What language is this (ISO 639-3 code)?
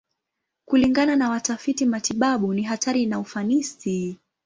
swa